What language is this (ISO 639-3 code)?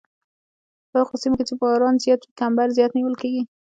pus